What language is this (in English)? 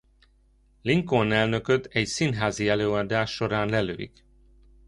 Hungarian